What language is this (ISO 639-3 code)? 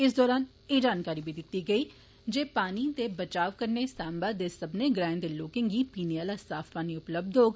doi